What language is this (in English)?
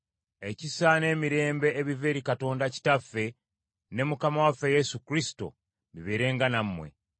Ganda